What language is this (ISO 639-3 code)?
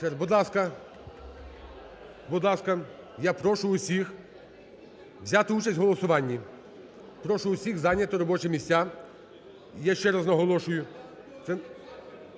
ukr